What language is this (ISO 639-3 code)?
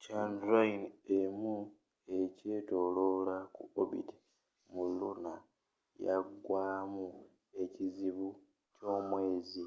lug